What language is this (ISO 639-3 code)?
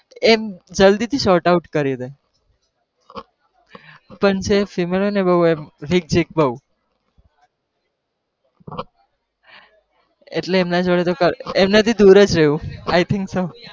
guj